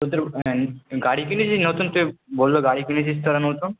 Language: Bangla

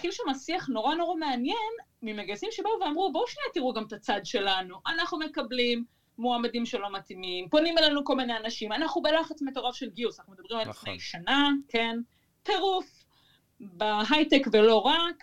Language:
Hebrew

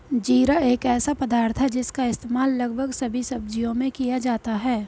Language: Hindi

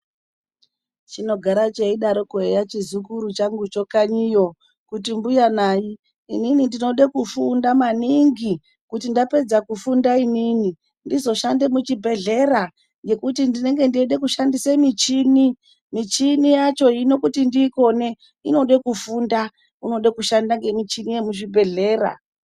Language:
Ndau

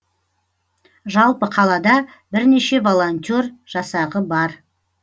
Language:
Kazakh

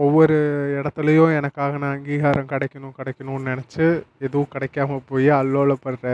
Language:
Tamil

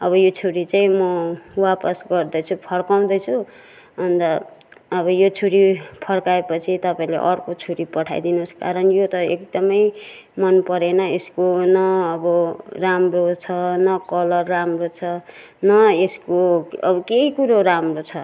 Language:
Nepali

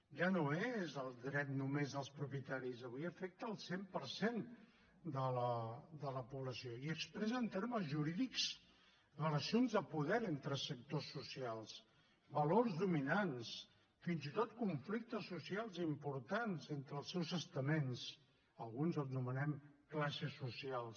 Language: Catalan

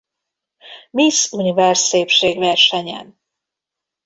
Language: Hungarian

